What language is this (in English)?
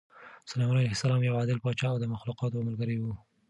Pashto